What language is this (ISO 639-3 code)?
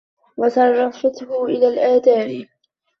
ara